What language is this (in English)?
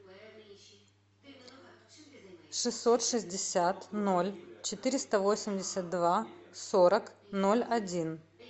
Russian